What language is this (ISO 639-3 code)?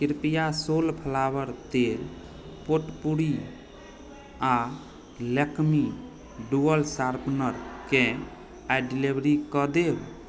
mai